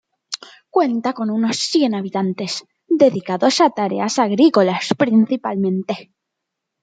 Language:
Spanish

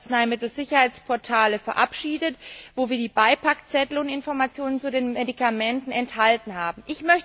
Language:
German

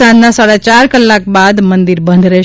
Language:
Gujarati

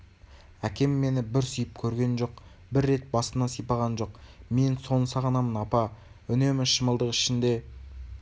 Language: Kazakh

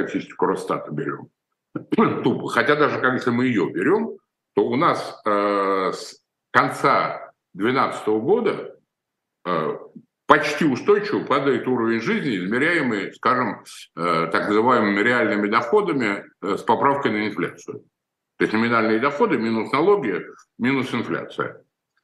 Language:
Russian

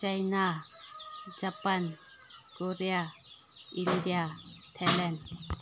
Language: Manipuri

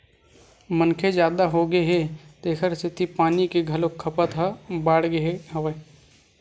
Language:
Chhattisgarhi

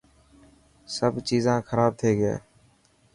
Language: Dhatki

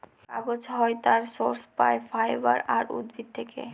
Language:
Bangla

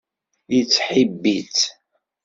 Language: Kabyle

